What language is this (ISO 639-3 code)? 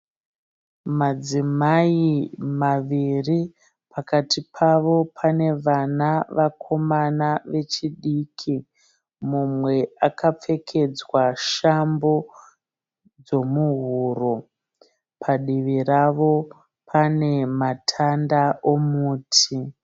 sna